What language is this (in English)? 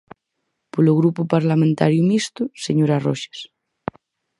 Galician